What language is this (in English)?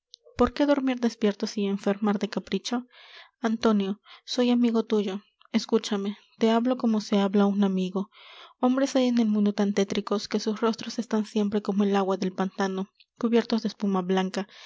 Spanish